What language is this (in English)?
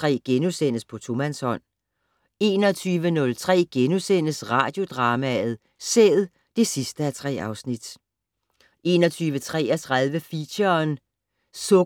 Danish